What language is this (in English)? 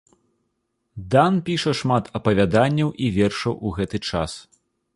Belarusian